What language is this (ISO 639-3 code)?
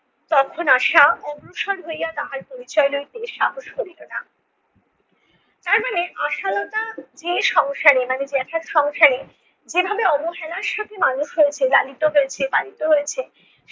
ben